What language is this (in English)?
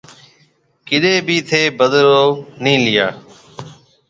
Marwari (Pakistan)